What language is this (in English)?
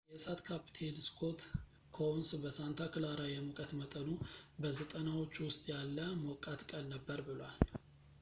Amharic